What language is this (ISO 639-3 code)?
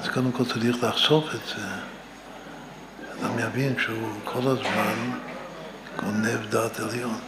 heb